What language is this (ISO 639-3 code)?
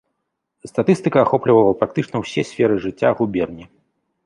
bel